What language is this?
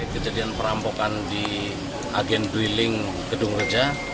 Indonesian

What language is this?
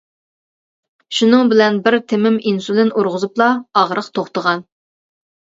Uyghur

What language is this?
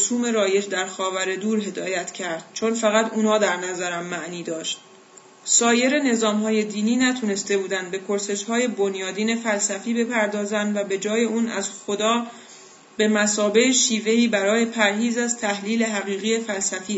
Persian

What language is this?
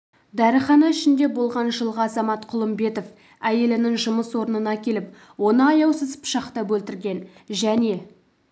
Kazakh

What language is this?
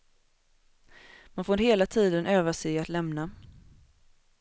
Swedish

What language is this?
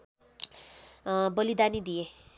Nepali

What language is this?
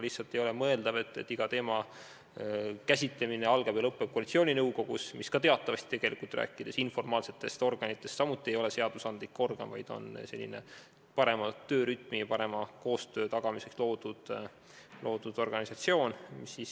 Estonian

